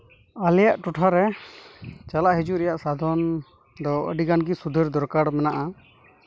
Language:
Santali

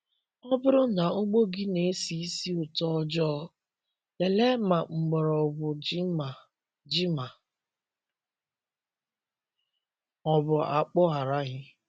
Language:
Igbo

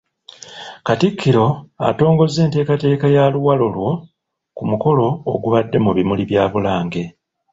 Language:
Ganda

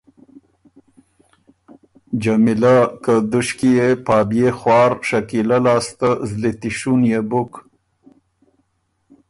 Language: Ormuri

